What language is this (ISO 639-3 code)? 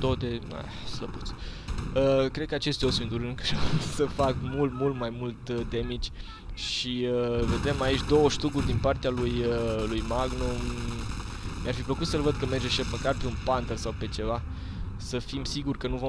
ron